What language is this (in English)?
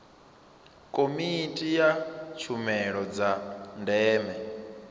Venda